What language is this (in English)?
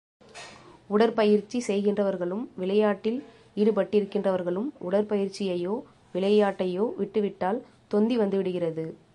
Tamil